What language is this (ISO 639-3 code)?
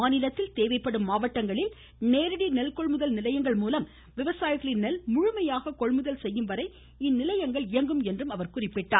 tam